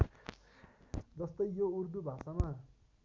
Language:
Nepali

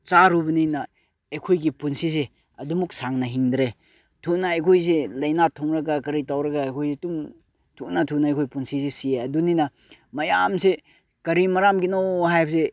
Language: Manipuri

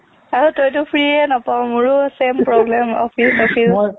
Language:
Assamese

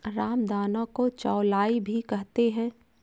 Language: Hindi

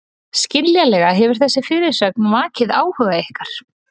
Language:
Icelandic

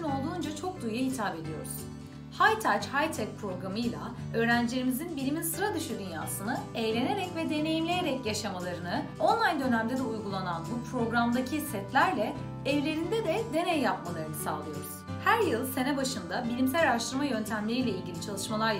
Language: Turkish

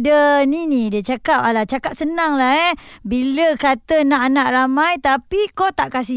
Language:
Malay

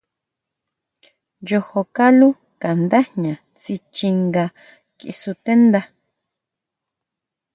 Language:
Huautla Mazatec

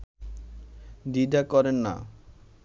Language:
Bangla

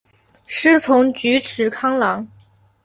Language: Chinese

